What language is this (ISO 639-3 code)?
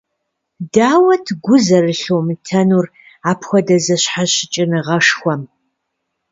kbd